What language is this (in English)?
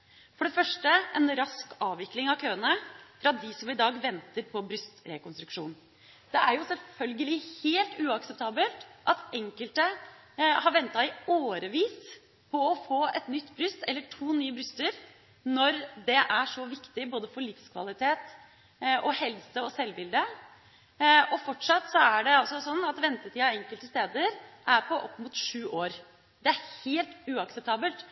Norwegian Bokmål